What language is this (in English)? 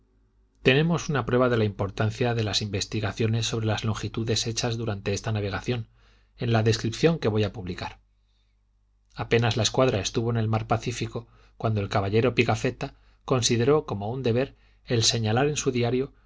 Spanish